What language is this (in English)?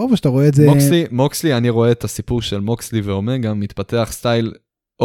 Hebrew